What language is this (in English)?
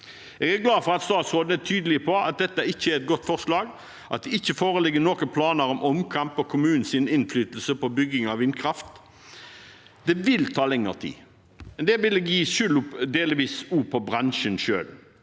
Norwegian